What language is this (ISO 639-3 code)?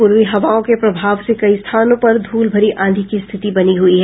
hin